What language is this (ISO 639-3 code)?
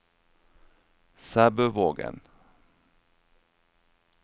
nor